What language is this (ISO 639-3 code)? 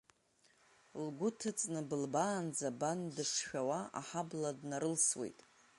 abk